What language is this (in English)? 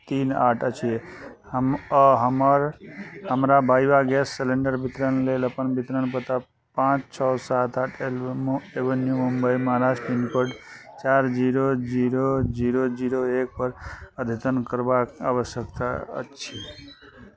Maithili